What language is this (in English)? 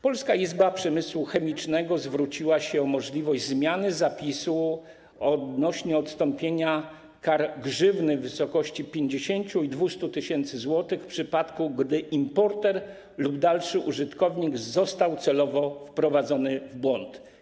Polish